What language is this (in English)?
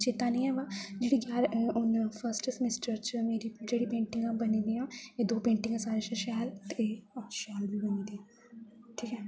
Dogri